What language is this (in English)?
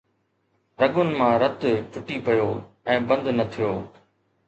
Sindhi